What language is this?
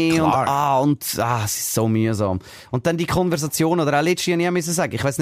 German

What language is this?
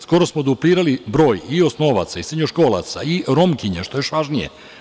Serbian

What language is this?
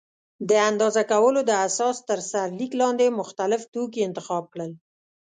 Pashto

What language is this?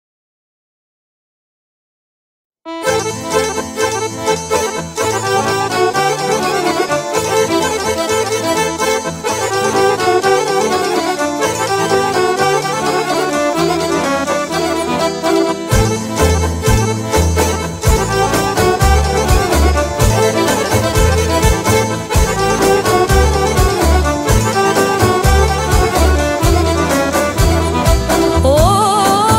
Romanian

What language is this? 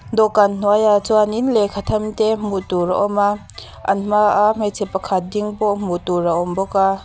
Mizo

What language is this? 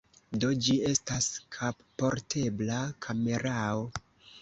Esperanto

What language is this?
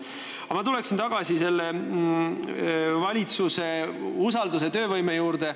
Estonian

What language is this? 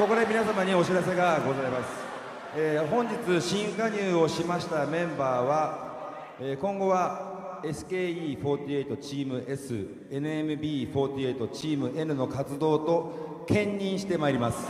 Japanese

